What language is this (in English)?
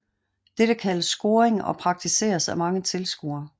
Danish